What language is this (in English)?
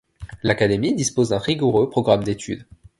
French